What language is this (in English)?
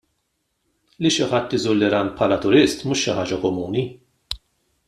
Maltese